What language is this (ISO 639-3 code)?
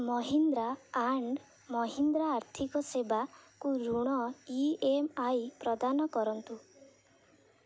ori